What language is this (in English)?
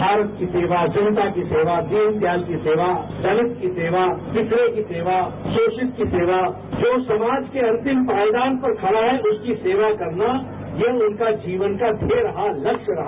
Hindi